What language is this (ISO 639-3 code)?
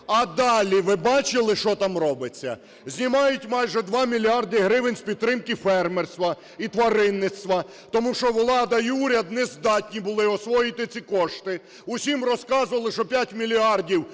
ukr